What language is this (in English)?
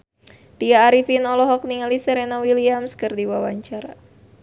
Sundanese